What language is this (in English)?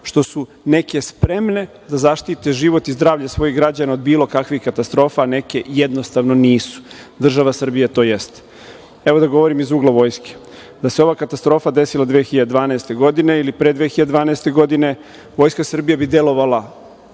Serbian